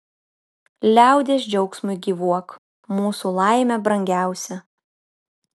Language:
Lithuanian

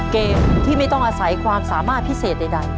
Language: Thai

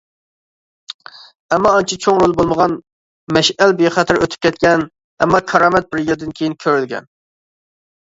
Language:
Uyghur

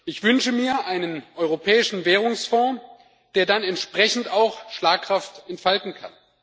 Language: German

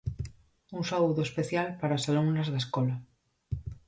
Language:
Galician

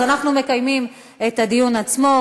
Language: Hebrew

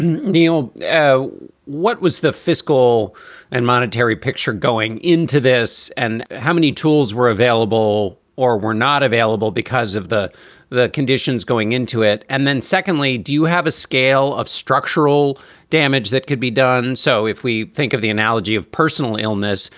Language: English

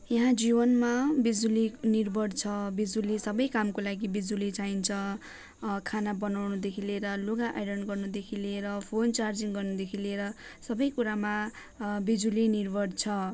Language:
Nepali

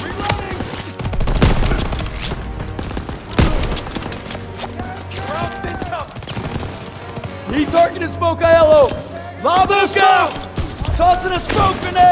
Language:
English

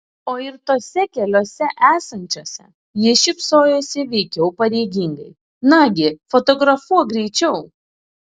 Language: Lithuanian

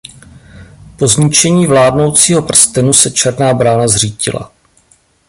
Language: Czech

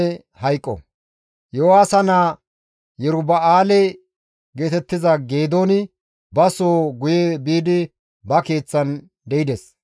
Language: Gamo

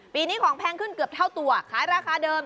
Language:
Thai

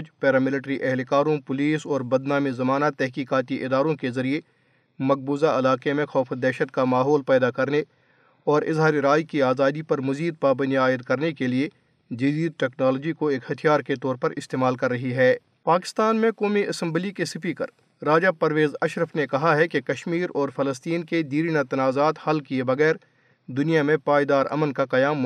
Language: Urdu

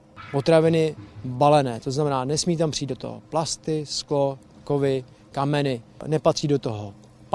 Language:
Czech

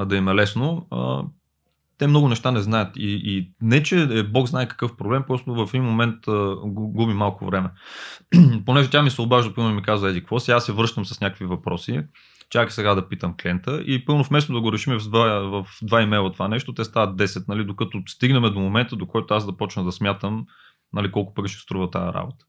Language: Bulgarian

